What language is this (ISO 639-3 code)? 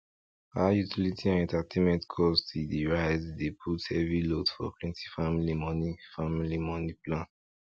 pcm